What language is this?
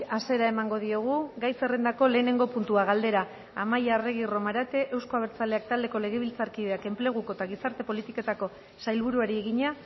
Basque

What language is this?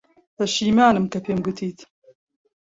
Central Kurdish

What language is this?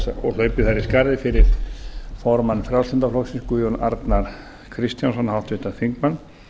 Icelandic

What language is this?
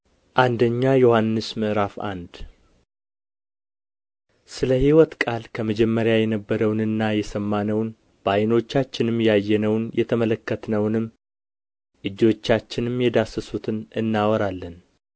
Amharic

